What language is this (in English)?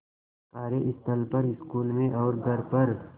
Hindi